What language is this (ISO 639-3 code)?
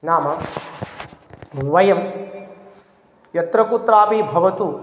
san